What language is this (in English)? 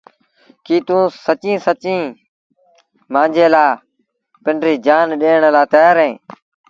Sindhi Bhil